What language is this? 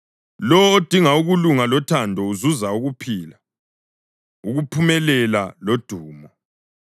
North Ndebele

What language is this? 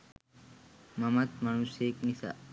Sinhala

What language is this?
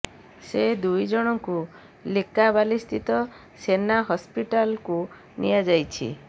Odia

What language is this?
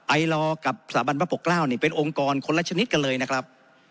Thai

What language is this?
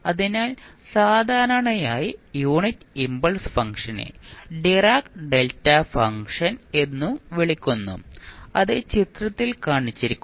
Malayalam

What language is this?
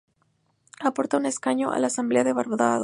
Spanish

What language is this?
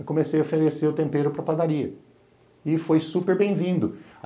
Portuguese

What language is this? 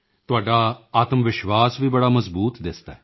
Punjabi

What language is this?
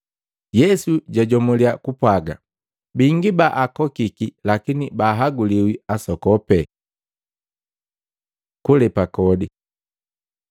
Matengo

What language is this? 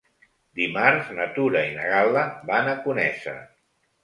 Catalan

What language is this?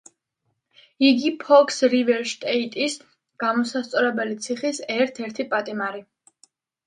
Georgian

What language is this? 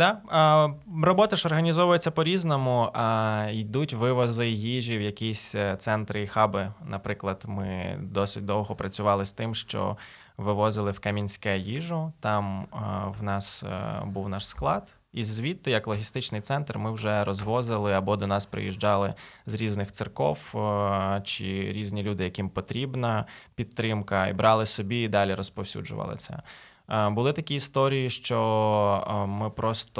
Ukrainian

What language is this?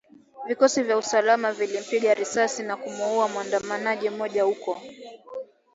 Swahili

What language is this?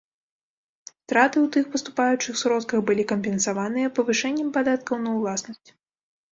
Belarusian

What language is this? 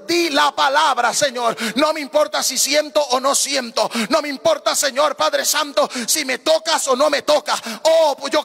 Spanish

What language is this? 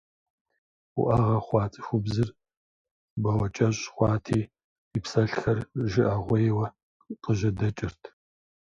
Kabardian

